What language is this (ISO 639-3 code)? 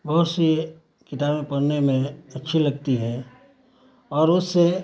urd